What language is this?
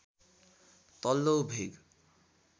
Nepali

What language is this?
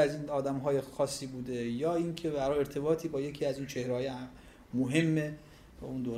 Persian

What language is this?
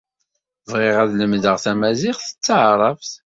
Kabyle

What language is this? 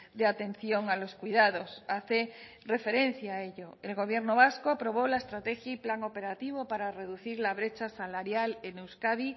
Spanish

